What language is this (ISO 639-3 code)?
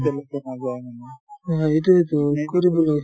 asm